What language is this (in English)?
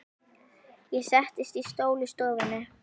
Icelandic